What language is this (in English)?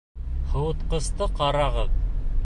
Bashkir